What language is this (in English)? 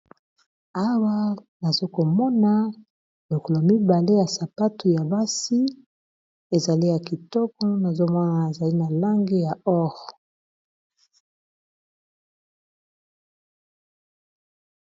Lingala